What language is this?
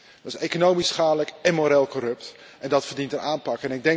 Dutch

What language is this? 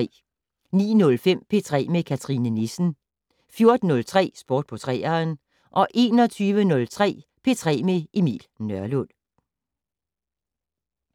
Danish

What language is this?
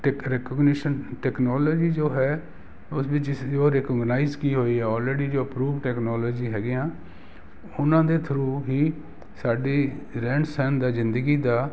Punjabi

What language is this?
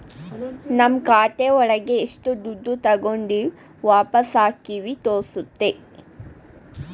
Kannada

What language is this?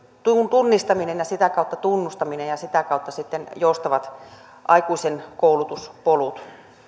Finnish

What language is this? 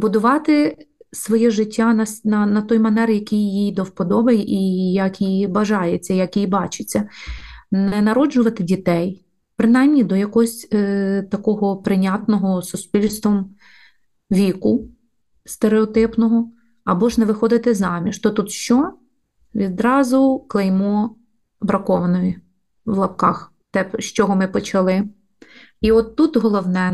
Ukrainian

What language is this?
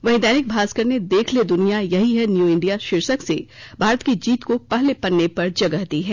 Hindi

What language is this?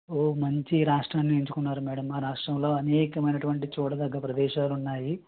Telugu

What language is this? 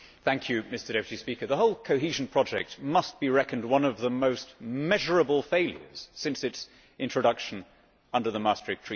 English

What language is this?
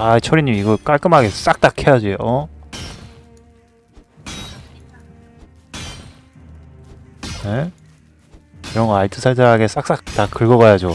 Korean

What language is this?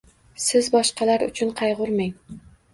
Uzbek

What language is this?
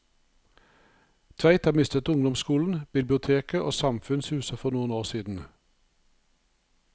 Norwegian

